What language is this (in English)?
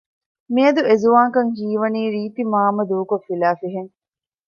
Divehi